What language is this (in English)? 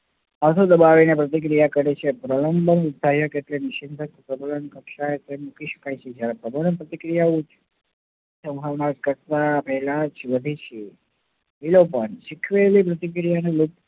Gujarati